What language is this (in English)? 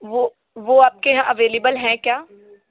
Hindi